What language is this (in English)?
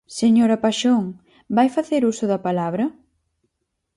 Galician